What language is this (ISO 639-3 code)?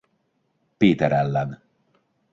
hun